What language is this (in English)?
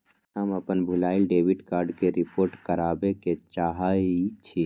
Magahi